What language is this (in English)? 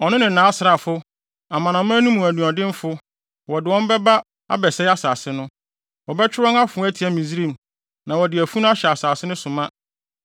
Akan